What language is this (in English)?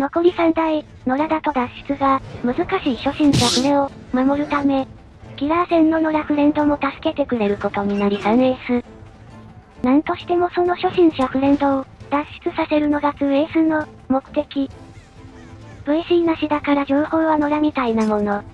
Japanese